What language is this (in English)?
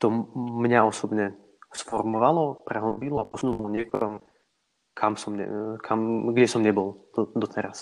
Slovak